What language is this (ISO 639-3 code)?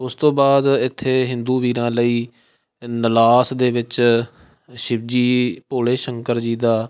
pan